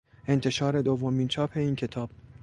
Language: Persian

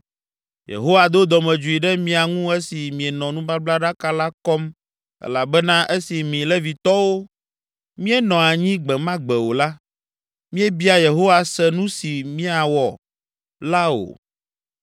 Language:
Ewe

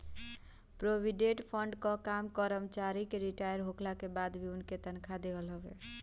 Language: Bhojpuri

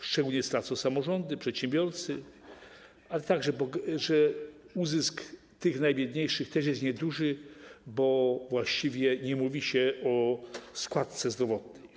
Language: Polish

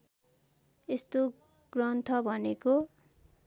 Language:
Nepali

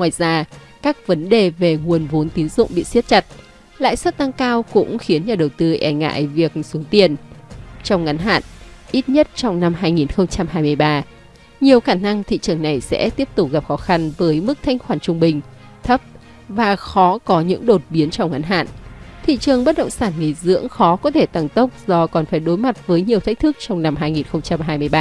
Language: Vietnamese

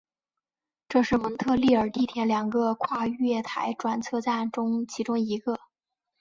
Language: Chinese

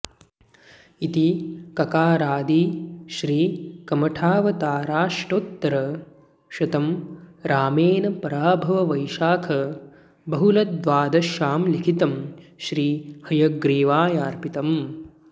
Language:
Sanskrit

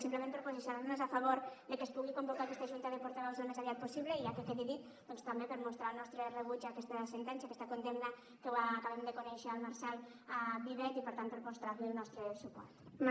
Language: Catalan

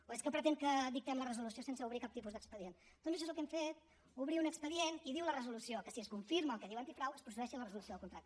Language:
Catalan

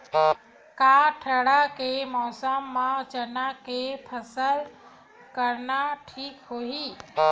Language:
Chhattisgarhi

